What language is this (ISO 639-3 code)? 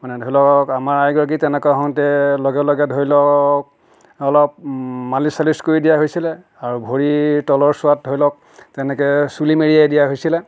asm